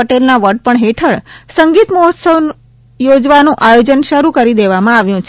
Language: Gujarati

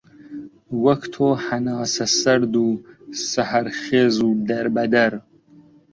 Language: Central Kurdish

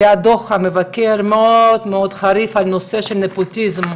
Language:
Hebrew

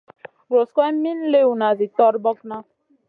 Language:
Masana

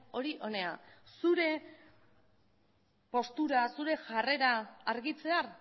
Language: Basque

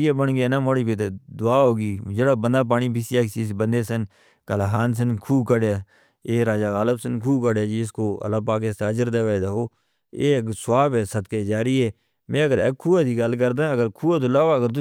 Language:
Northern Hindko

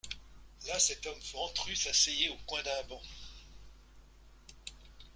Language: French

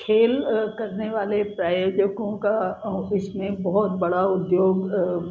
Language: Hindi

